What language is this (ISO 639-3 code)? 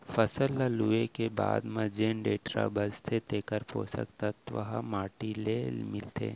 hne